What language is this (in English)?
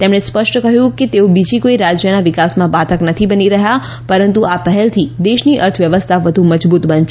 Gujarati